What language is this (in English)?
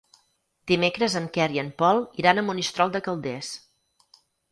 Catalan